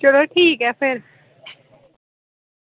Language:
Dogri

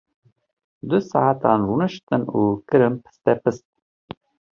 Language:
Kurdish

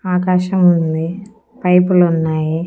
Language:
Telugu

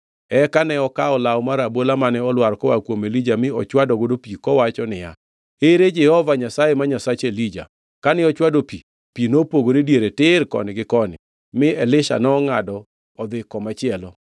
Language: Luo (Kenya and Tanzania)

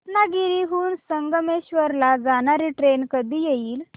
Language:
Marathi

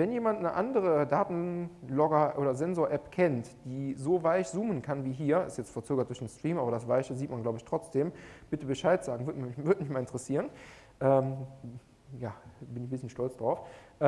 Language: German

